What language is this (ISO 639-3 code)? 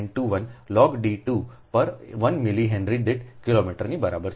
guj